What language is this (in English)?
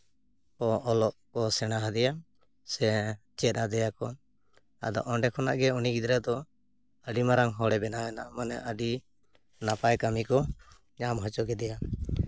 Santali